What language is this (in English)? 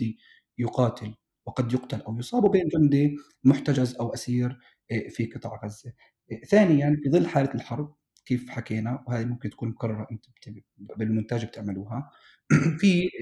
Arabic